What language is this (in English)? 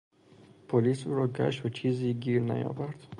Persian